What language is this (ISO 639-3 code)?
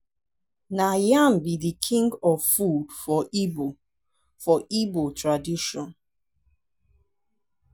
pcm